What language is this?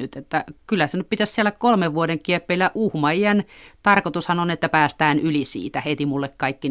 Finnish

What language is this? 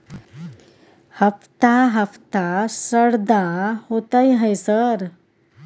Maithili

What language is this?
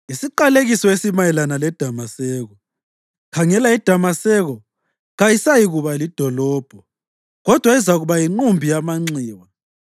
North Ndebele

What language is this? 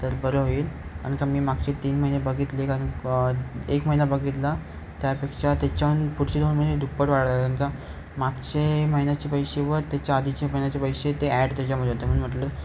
Marathi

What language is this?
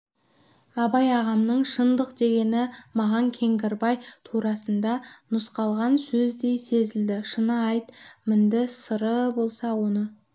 Kazakh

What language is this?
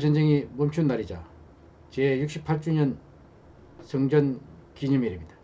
Korean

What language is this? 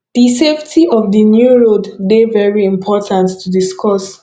Nigerian Pidgin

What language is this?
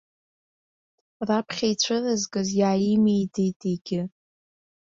Abkhazian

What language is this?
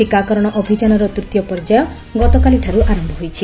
Odia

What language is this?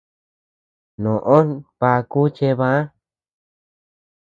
Tepeuxila Cuicatec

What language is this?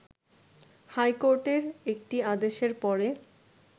Bangla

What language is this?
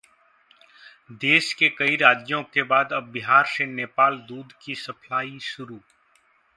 Hindi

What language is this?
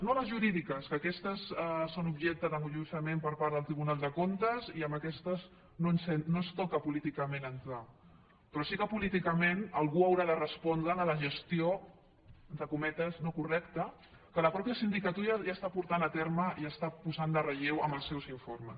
Catalan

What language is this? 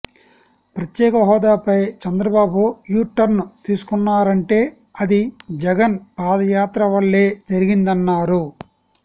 Telugu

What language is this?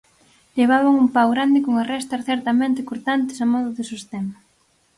Galician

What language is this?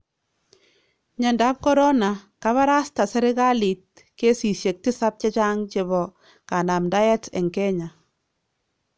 Kalenjin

